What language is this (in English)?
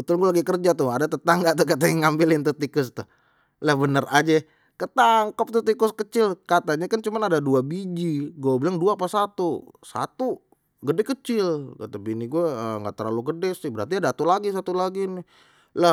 Betawi